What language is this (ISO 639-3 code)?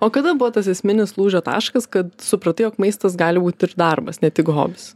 lit